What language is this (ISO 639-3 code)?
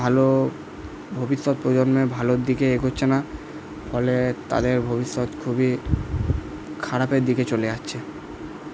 ben